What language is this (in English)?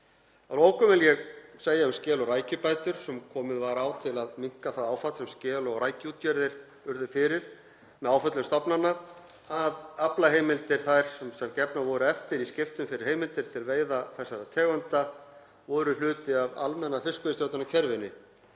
Icelandic